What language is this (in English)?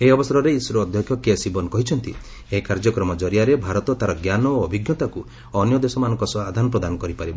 Odia